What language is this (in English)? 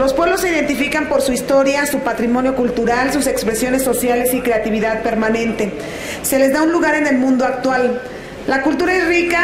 Spanish